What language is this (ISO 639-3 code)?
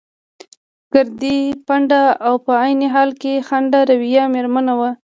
pus